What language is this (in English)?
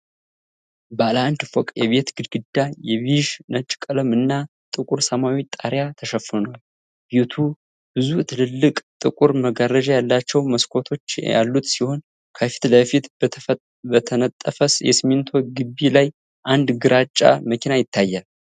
Amharic